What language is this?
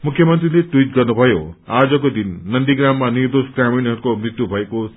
Nepali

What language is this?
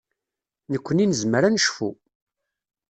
Kabyle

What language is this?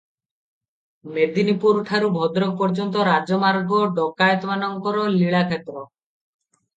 Odia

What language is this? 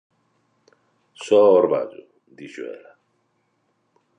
Galician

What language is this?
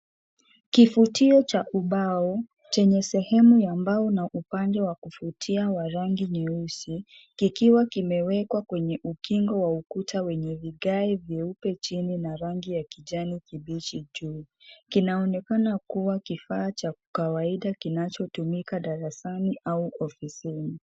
Swahili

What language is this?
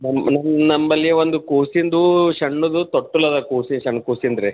Kannada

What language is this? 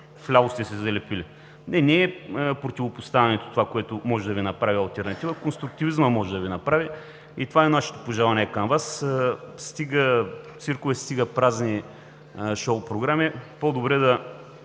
Bulgarian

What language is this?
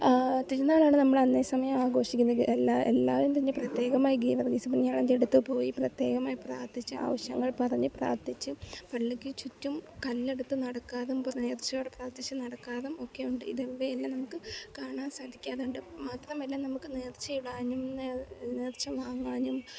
Malayalam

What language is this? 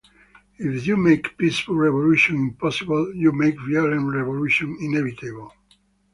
English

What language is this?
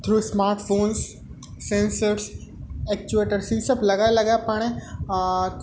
Sindhi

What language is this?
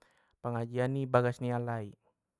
Batak Mandailing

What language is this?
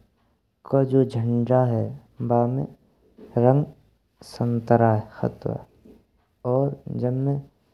Braj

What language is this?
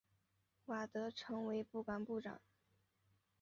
Chinese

